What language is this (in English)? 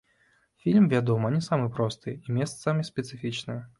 Belarusian